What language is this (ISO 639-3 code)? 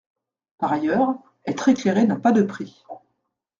fra